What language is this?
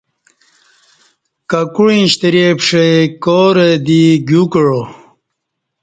Kati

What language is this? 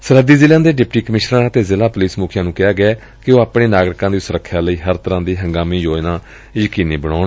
Punjabi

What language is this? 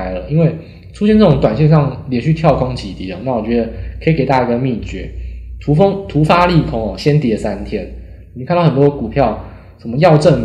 Chinese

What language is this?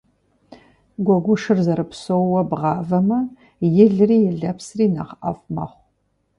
Kabardian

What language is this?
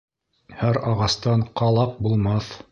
Bashkir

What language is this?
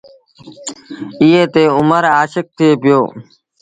Sindhi Bhil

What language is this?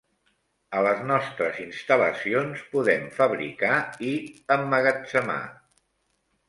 Catalan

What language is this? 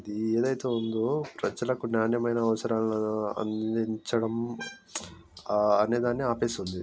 Telugu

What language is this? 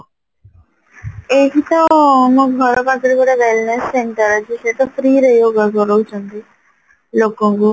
Odia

